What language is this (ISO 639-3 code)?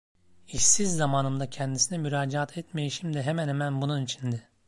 tur